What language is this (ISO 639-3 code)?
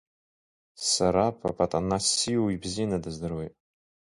abk